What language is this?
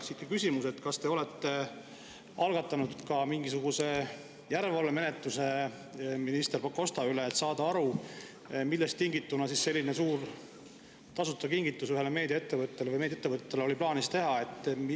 Estonian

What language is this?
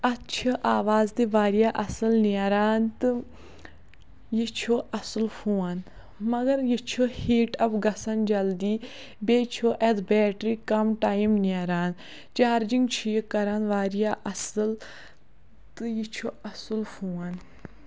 Kashmiri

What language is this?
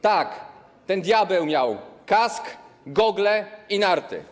Polish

